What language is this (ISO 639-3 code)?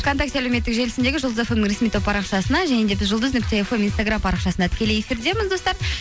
kaz